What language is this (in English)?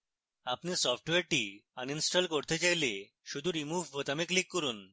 Bangla